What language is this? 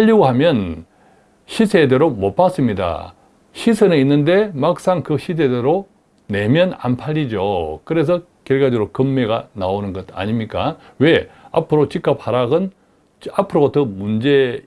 Korean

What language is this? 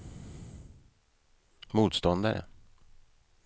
Swedish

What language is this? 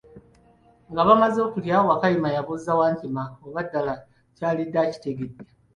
Ganda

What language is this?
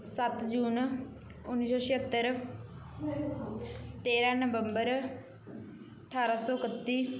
Punjabi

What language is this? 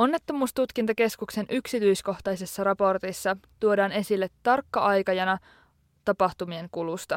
Finnish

